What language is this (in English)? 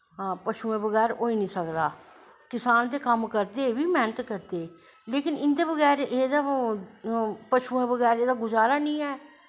Dogri